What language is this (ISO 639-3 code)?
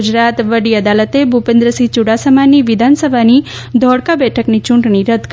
guj